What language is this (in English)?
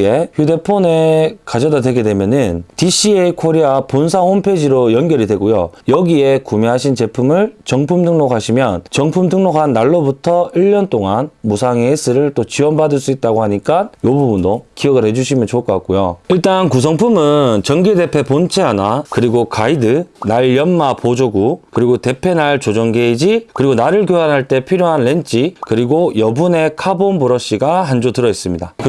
Korean